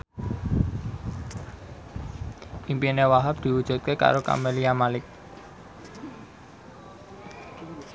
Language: Javanese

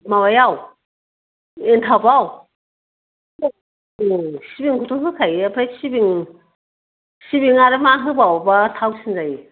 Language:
Bodo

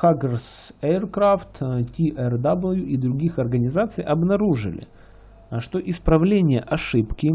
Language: Russian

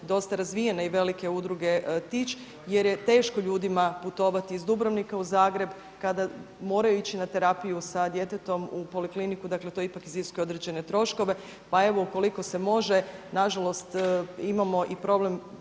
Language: Croatian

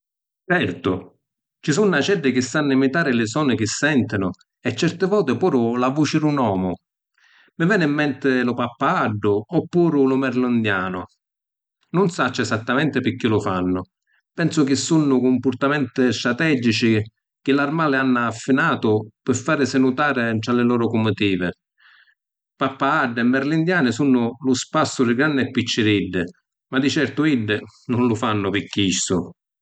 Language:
Sicilian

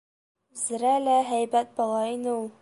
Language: Bashkir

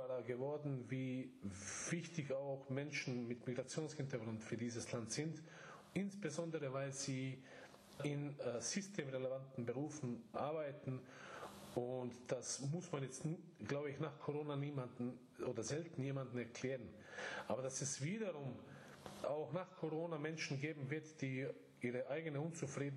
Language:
German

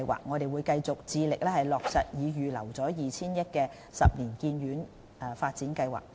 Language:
Cantonese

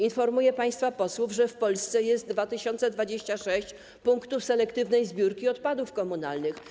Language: Polish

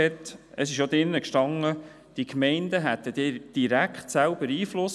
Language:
Swiss German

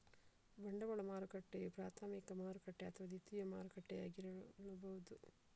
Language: Kannada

